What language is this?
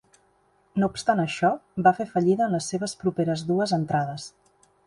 Catalan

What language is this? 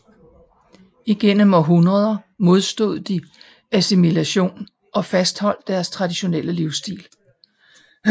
Danish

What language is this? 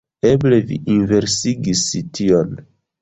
Esperanto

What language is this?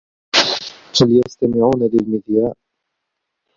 Arabic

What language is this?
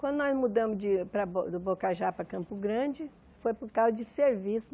Portuguese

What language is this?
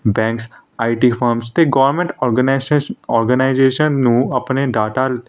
Punjabi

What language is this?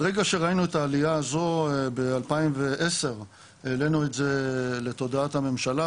Hebrew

